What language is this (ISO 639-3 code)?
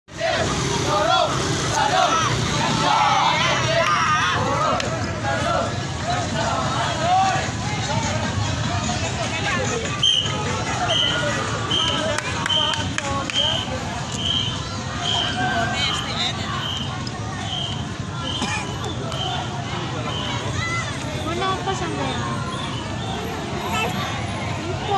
ind